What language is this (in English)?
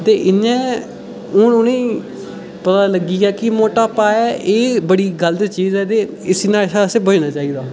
Dogri